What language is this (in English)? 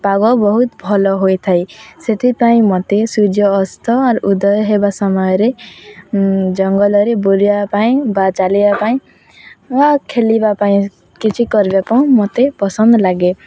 Odia